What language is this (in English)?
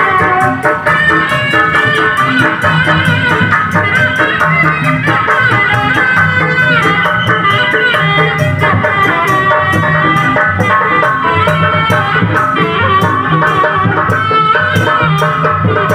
English